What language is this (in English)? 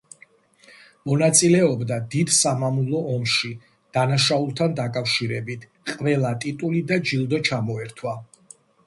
Georgian